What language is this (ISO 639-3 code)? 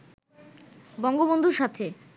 ben